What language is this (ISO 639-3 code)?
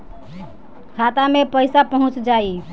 bho